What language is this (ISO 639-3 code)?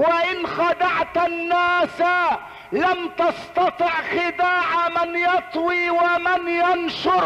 ara